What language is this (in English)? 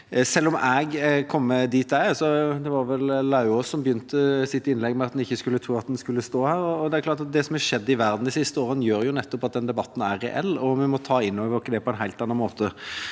Norwegian